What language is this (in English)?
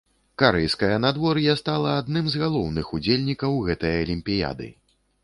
Belarusian